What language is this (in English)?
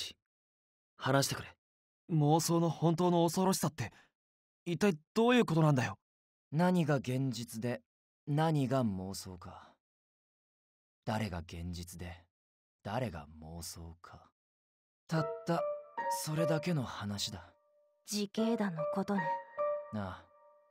Japanese